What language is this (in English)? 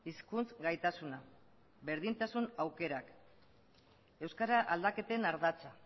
Basque